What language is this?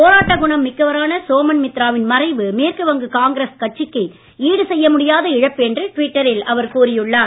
Tamil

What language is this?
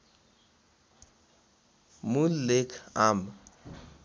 Nepali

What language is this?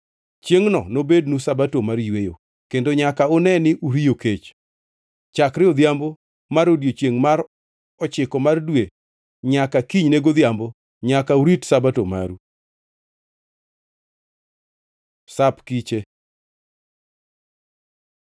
Luo (Kenya and Tanzania)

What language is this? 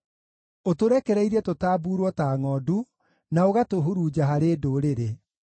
Kikuyu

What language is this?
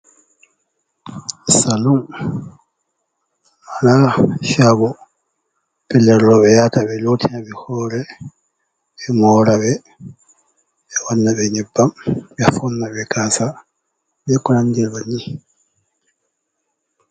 Fula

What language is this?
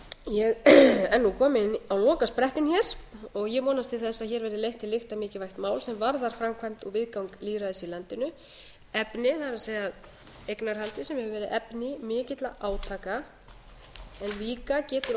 Icelandic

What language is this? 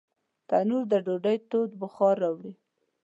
Pashto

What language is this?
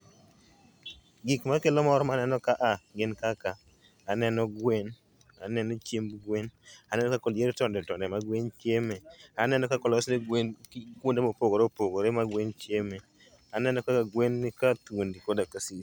Luo (Kenya and Tanzania)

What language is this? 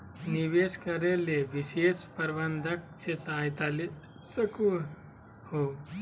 Magahi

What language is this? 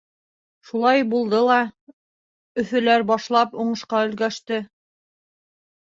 Bashkir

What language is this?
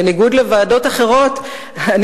Hebrew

